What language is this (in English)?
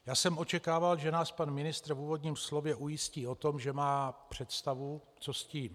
Czech